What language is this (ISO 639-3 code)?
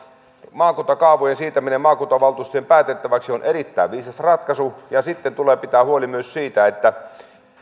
fin